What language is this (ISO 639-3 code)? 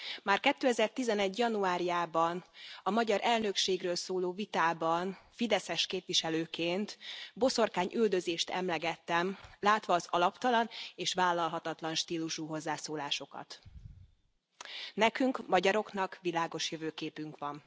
hun